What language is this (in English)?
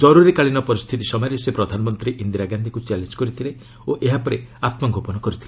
Odia